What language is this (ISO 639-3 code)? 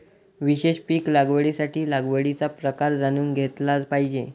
mar